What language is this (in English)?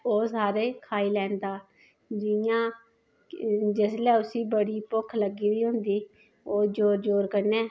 Dogri